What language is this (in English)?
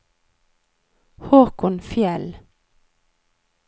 Norwegian